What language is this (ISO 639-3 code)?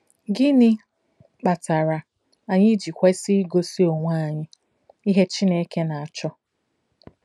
ibo